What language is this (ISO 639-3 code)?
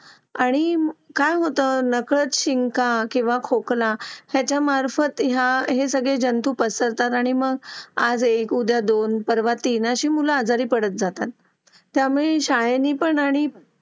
mar